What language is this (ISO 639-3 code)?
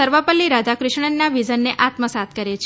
guj